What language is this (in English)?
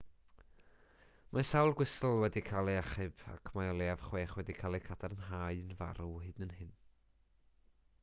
Welsh